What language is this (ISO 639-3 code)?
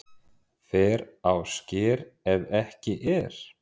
isl